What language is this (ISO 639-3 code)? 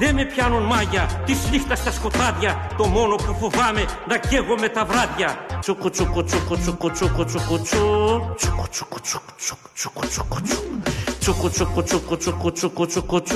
ell